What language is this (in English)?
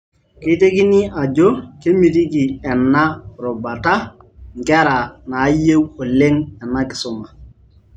Masai